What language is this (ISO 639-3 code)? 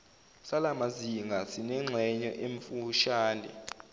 zul